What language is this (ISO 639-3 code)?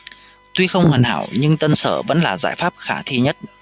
vie